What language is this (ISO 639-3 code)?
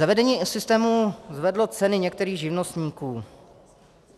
ces